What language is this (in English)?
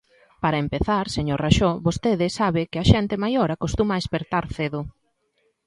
Galician